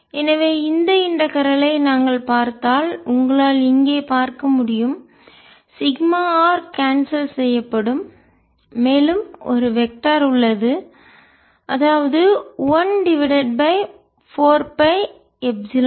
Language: Tamil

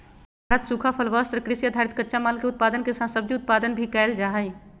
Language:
Magahi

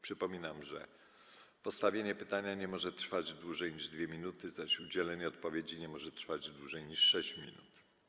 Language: Polish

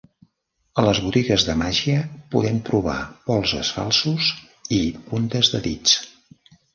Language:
Catalan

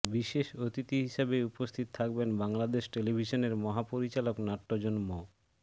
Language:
Bangla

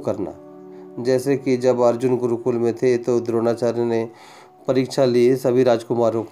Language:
Hindi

